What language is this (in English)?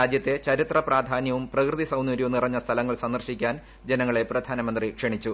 Malayalam